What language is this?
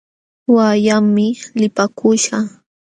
Jauja Wanca Quechua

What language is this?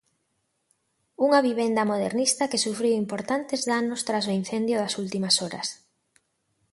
Galician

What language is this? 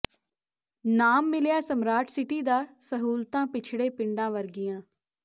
Punjabi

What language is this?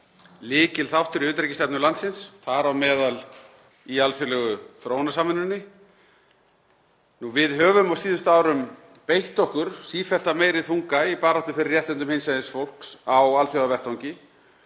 Icelandic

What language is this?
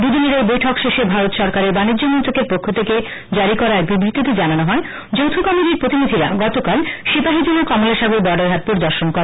Bangla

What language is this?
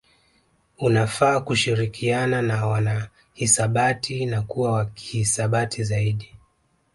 Swahili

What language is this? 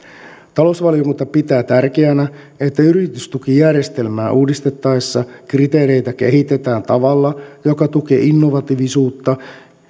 Finnish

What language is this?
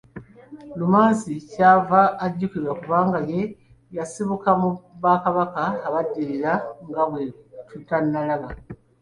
Ganda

